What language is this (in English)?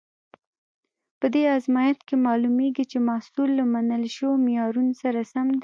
Pashto